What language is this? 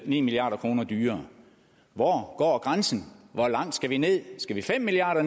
Danish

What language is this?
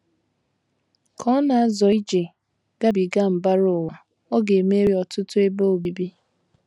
Igbo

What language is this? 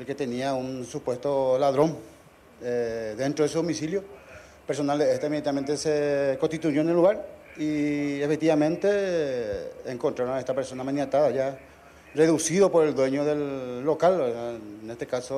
Spanish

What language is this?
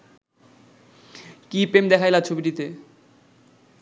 Bangla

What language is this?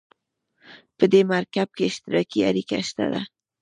Pashto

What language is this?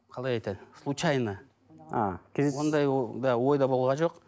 Kazakh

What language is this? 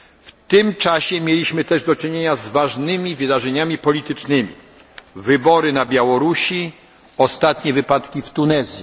Polish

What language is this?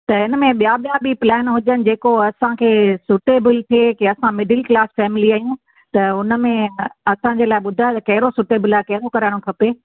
Sindhi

